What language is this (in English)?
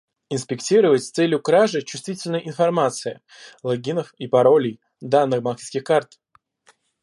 Russian